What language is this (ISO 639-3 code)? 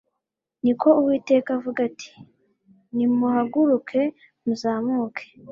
kin